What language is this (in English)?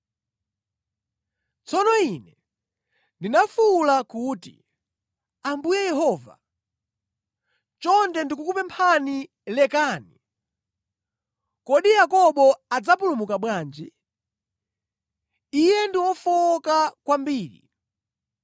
Nyanja